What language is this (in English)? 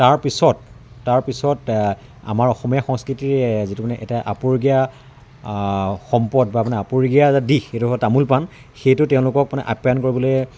Assamese